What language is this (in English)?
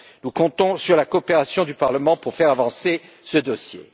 French